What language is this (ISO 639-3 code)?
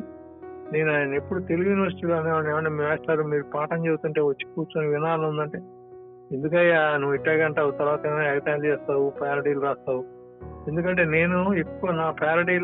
tel